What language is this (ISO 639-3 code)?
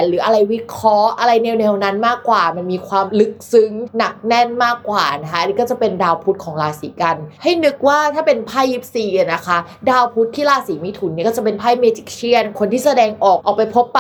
tha